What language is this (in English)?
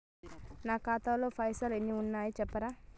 Telugu